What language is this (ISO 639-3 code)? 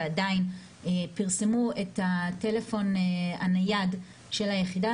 heb